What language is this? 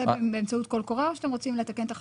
Hebrew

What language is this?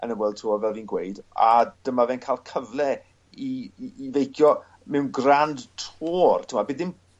Welsh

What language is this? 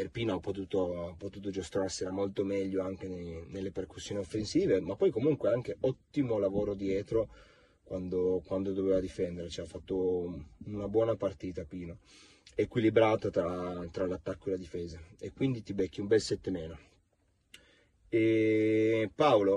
Italian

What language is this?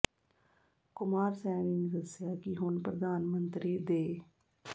Punjabi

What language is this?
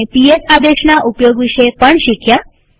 Gujarati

